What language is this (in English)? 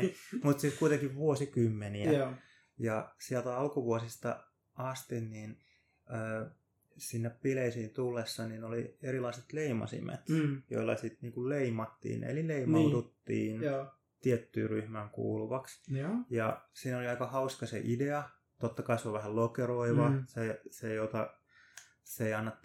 Finnish